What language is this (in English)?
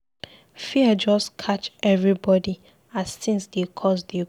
Nigerian Pidgin